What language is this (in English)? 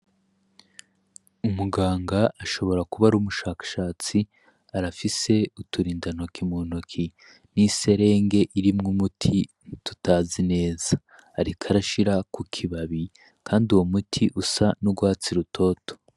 Rundi